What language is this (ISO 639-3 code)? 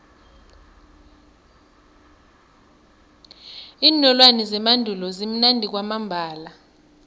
nbl